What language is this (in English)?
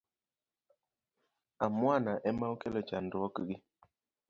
Luo (Kenya and Tanzania)